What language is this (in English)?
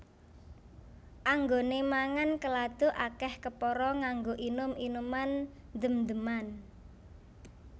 Javanese